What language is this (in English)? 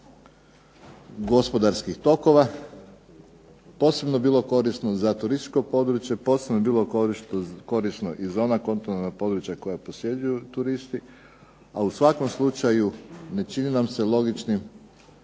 Croatian